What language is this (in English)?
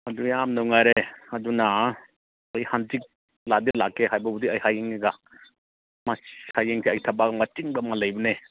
Manipuri